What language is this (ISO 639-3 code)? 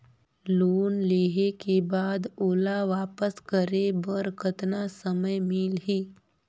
hne